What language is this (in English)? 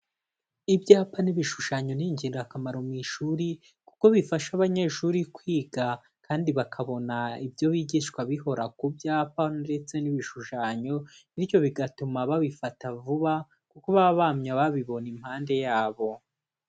Kinyarwanda